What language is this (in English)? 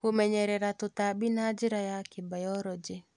Kikuyu